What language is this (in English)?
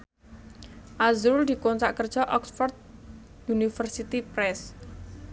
Javanese